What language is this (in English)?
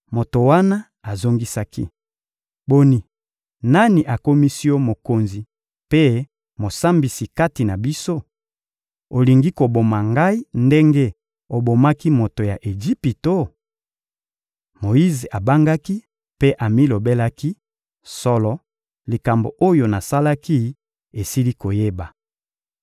Lingala